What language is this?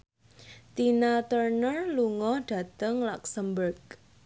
Javanese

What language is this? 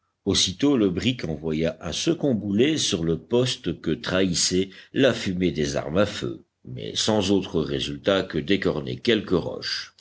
French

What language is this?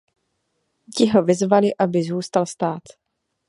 Czech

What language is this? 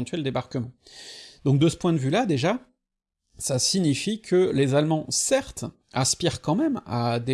French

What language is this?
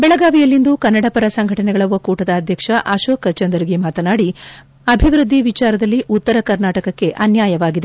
Kannada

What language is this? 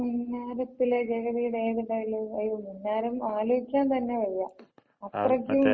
Malayalam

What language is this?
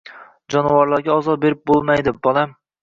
Uzbek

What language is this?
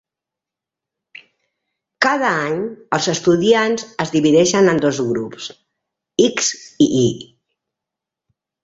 Catalan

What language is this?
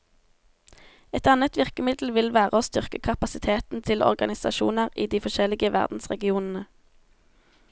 Norwegian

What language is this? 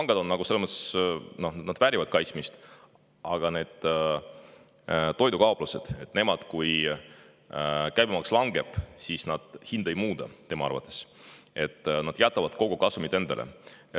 Estonian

